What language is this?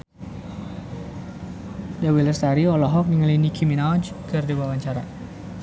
Sundanese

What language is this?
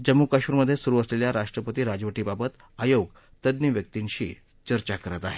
Marathi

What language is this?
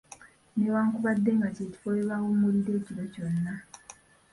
Ganda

